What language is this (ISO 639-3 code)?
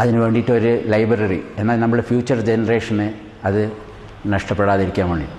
mal